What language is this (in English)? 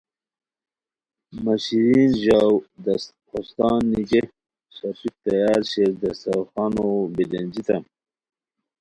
Khowar